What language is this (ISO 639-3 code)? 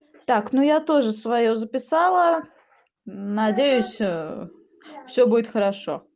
rus